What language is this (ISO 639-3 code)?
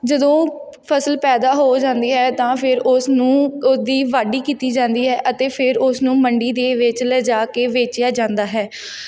pan